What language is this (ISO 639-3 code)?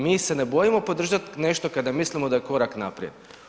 hrv